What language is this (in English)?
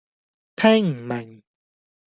Cantonese